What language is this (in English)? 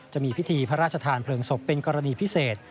Thai